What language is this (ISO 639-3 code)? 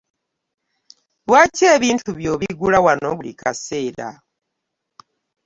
lug